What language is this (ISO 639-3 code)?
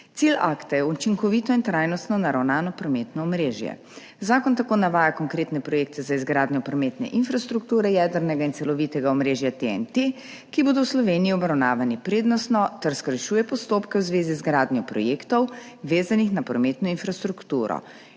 slv